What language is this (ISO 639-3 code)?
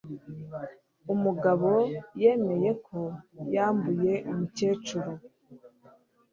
kin